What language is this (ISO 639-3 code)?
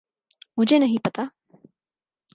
urd